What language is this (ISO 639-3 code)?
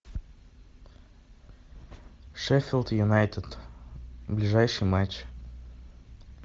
rus